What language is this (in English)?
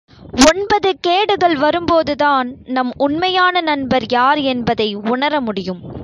Tamil